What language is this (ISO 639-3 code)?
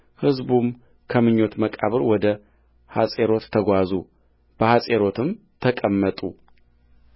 amh